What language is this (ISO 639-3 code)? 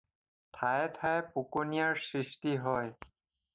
asm